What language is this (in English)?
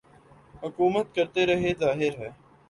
Urdu